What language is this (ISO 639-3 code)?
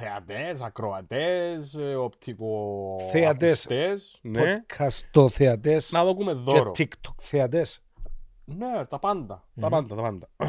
ell